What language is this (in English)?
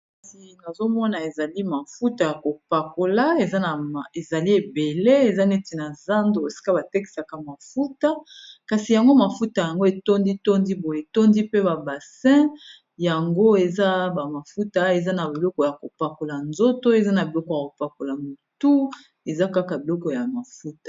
Lingala